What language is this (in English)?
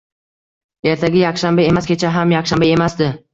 Uzbek